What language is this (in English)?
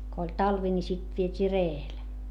Finnish